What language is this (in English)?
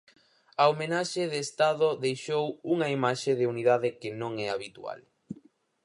Galician